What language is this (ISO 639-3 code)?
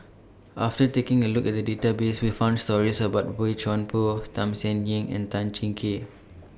eng